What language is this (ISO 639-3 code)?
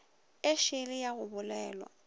nso